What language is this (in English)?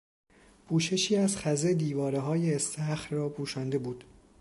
Persian